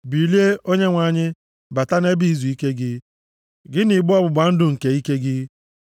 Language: Igbo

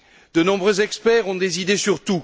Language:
French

